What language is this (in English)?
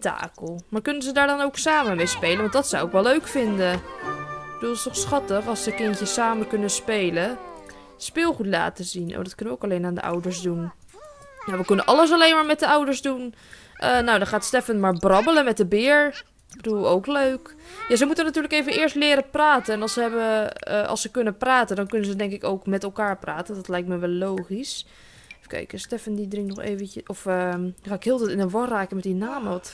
Dutch